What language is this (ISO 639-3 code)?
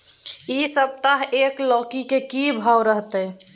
mai